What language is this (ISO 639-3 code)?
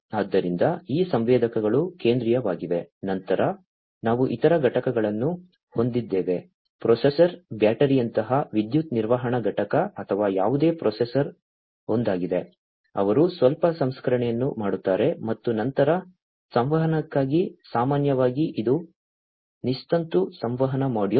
kan